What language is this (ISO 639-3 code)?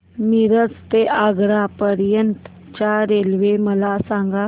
mar